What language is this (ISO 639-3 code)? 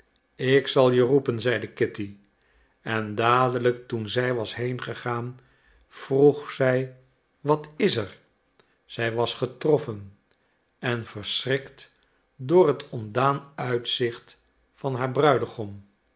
nld